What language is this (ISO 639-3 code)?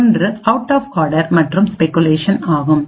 tam